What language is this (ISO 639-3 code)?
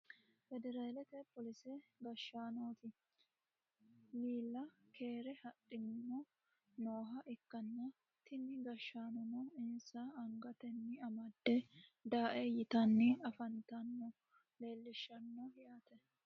sid